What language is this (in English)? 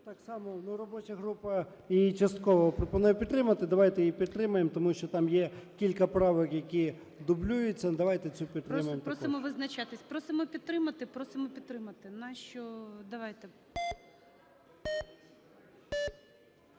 Ukrainian